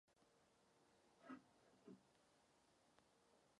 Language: Czech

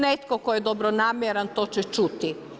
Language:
Croatian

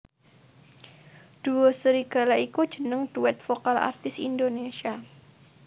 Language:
Javanese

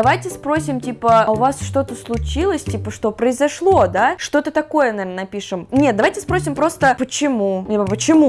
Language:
Russian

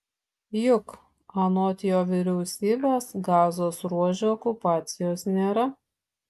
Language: Lithuanian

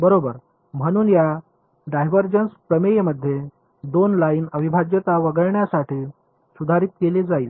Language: Marathi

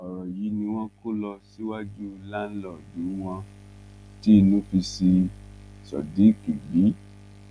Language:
Yoruba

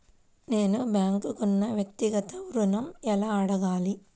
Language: Telugu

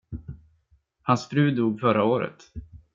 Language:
Swedish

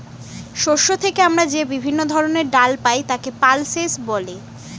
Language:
Bangla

